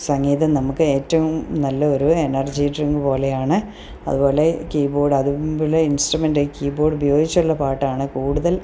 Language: Malayalam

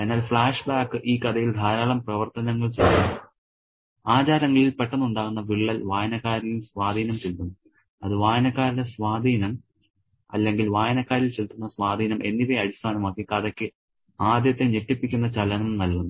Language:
Malayalam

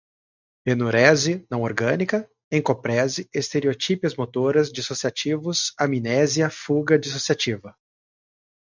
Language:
Portuguese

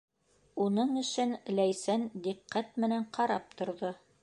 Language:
Bashkir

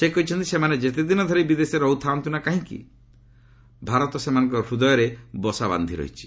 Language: Odia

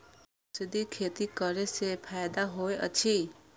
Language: Maithili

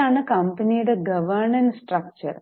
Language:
Malayalam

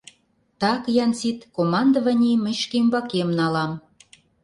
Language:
Mari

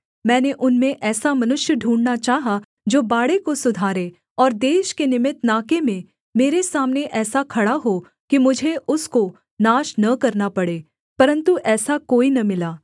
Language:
Hindi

